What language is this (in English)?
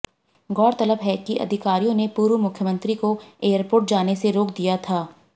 Hindi